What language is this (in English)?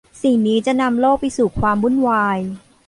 Thai